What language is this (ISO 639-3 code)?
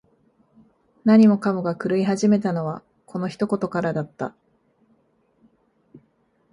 jpn